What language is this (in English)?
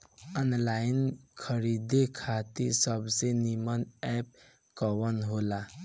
Bhojpuri